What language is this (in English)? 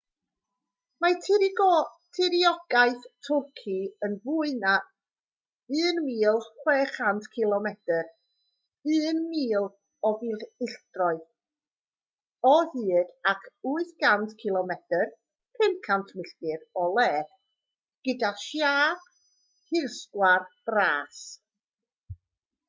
Welsh